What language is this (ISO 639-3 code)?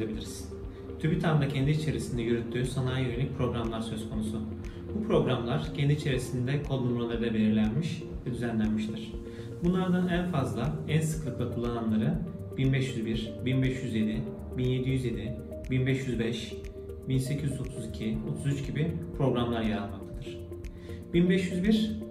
tur